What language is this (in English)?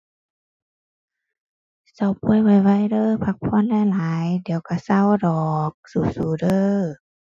Thai